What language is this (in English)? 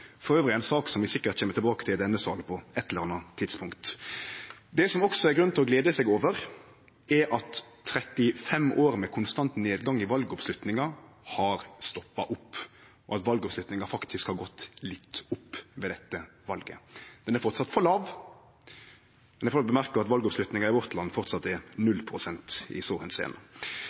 Norwegian Nynorsk